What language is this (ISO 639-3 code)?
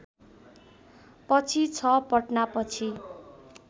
nep